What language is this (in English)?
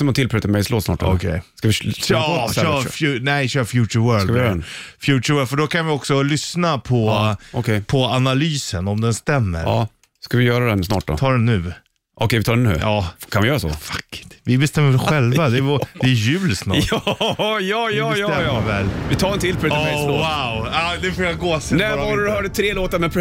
Swedish